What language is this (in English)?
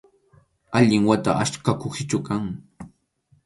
Arequipa-La Unión Quechua